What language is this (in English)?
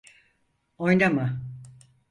Turkish